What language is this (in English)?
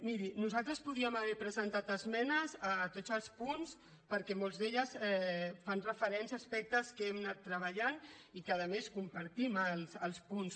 Catalan